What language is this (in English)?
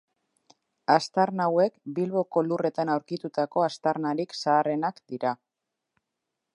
Basque